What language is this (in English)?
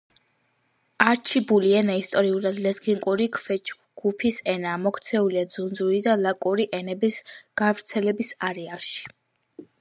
Georgian